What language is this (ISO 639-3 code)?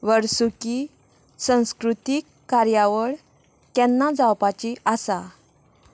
kok